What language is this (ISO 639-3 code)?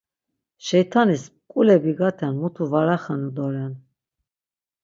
lzz